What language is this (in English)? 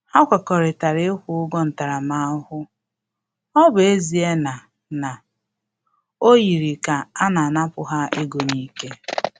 Igbo